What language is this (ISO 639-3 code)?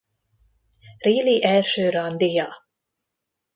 hun